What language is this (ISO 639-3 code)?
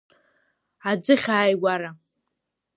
abk